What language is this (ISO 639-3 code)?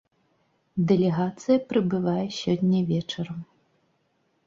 bel